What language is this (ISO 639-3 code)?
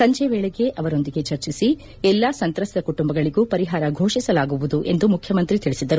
kan